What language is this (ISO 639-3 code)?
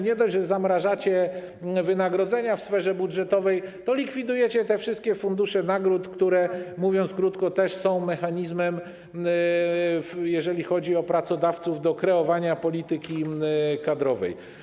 pol